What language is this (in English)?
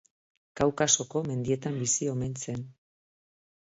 Basque